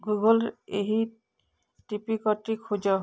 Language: Odia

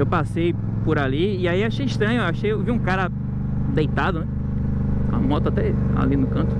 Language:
Portuguese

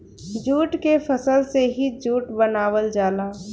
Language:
Bhojpuri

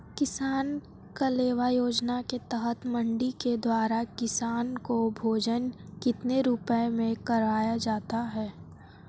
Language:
Hindi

